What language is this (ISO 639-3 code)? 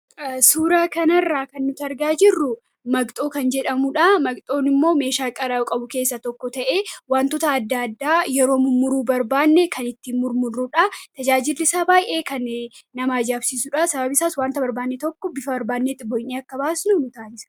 orm